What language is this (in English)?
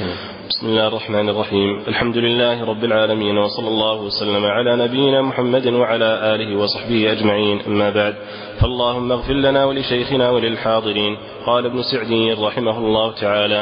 Arabic